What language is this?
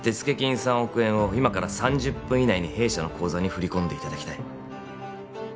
Japanese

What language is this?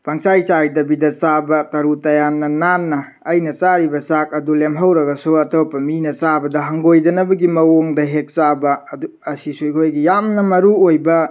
Manipuri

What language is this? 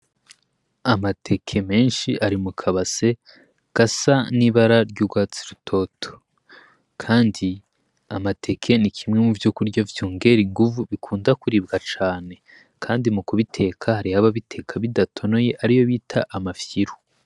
Rundi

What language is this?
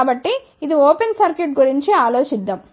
Telugu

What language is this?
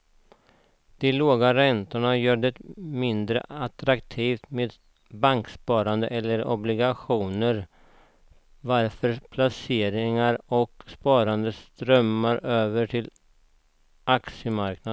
Swedish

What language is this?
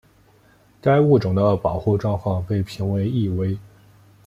Chinese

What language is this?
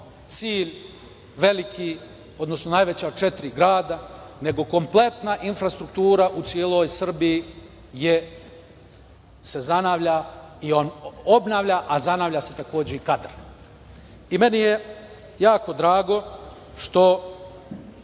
Serbian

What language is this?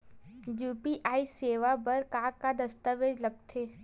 Chhattisgarhi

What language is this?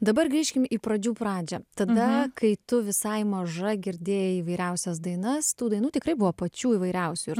Lithuanian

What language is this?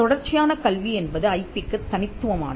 Tamil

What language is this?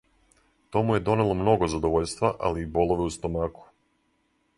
Serbian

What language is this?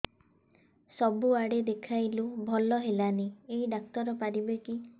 Odia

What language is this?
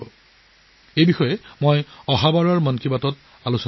Assamese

